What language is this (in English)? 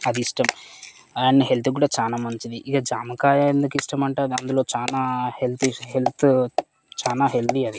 Telugu